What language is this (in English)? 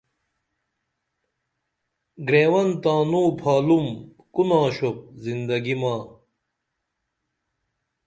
Dameli